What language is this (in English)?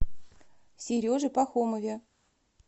Russian